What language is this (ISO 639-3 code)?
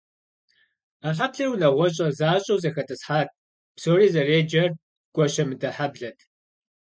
kbd